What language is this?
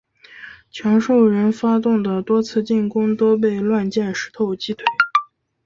Chinese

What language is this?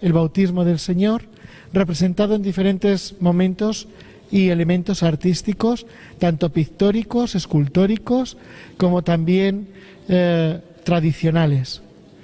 Spanish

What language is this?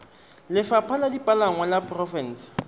Tswana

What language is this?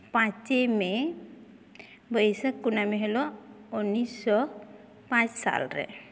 Santali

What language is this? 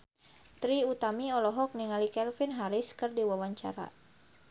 Sundanese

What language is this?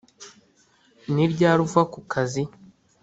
Kinyarwanda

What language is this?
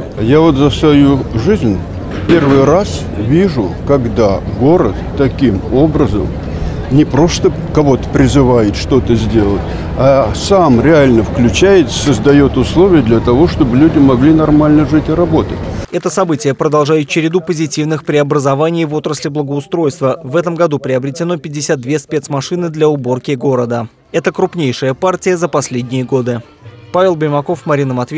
Russian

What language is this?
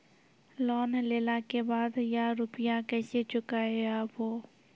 Maithili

